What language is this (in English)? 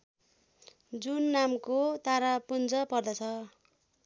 Nepali